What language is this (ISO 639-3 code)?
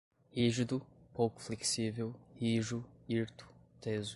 por